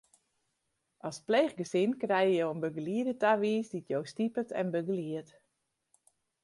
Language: Western Frisian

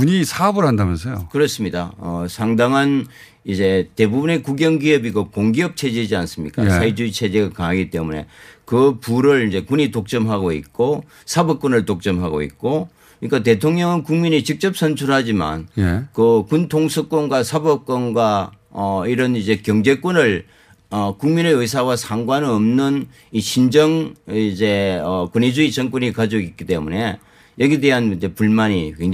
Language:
Korean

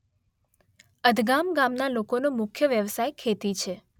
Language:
Gujarati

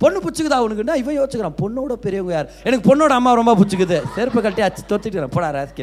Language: Tamil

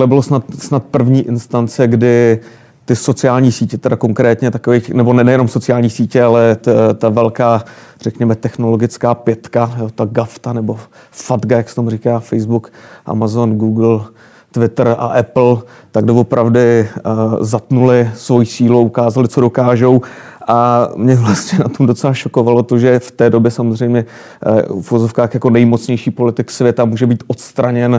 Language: Czech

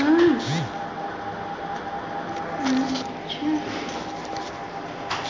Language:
Bhojpuri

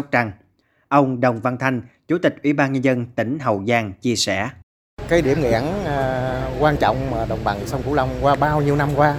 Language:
Vietnamese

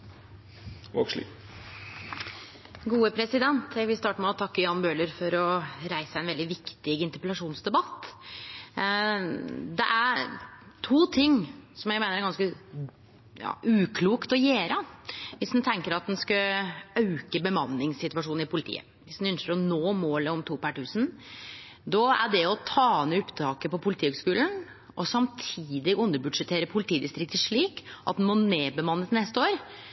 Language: Norwegian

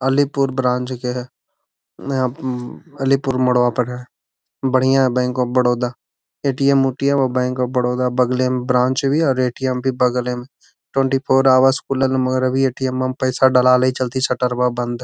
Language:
Magahi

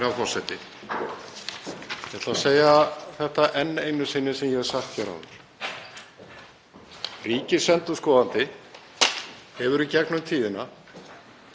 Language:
Icelandic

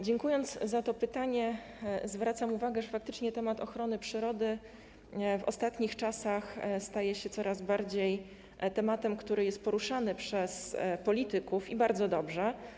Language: Polish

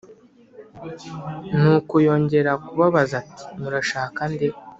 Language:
Kinyarwanda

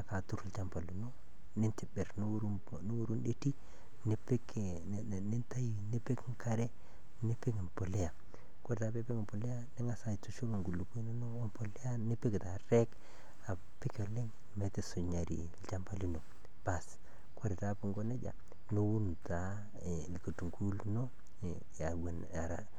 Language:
Masai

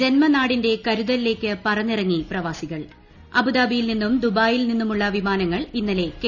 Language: Malayalam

